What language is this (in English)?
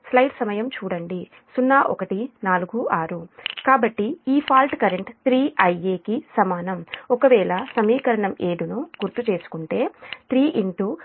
Telugu